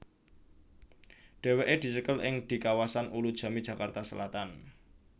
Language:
Javanese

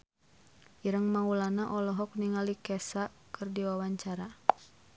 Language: Sundanese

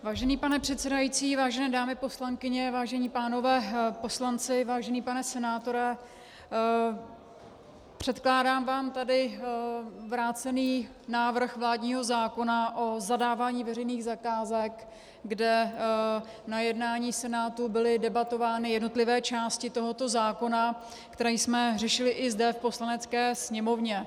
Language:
Czech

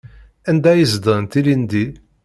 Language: Kabyle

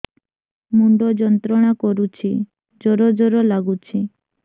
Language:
Odia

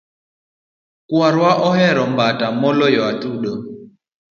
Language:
Luo (Kenya and Tanzania)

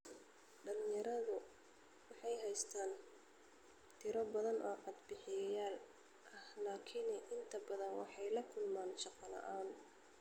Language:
Somali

